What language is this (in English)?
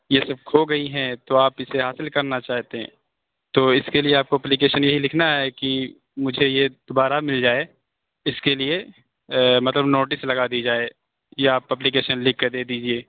Urdu